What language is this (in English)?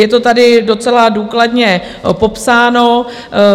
Czech